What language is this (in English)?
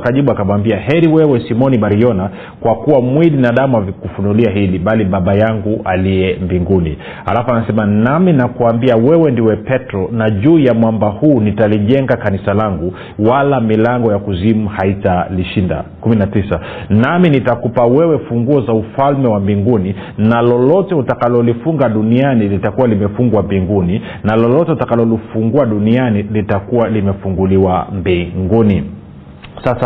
Swahili